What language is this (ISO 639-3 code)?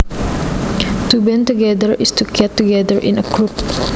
jav